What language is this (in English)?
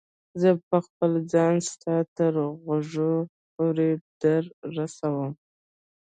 Pashto